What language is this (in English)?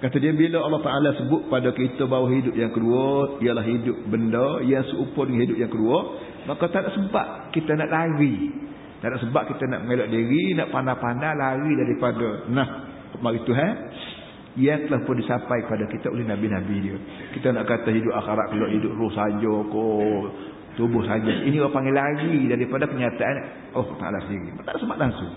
Malay